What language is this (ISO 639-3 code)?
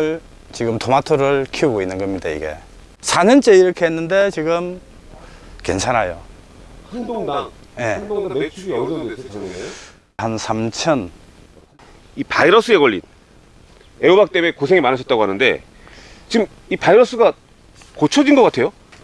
kor